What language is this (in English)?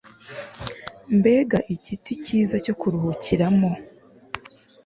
Kinyarwanda